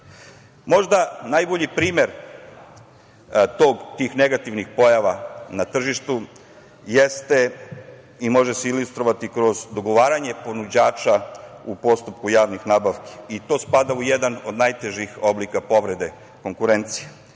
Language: Serbian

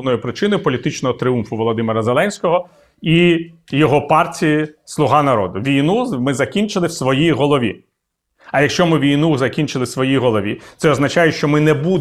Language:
Ukrainian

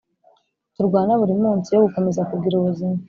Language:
Kinyarwanda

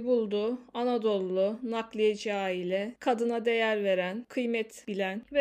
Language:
Turkish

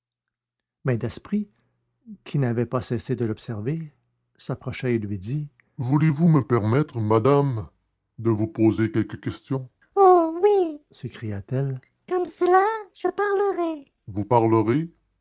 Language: French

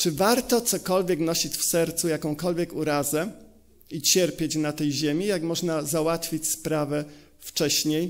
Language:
Polish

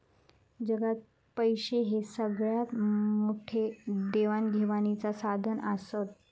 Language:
Marathi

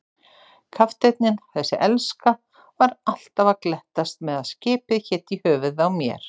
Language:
Icelandic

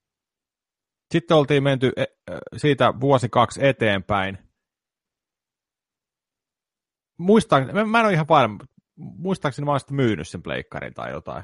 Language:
Finnish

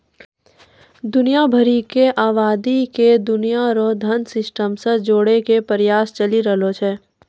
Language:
Maithili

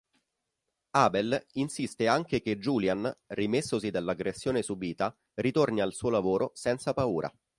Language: Italian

